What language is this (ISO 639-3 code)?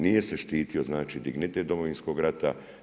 hrv